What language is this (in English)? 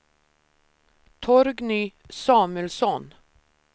Swedish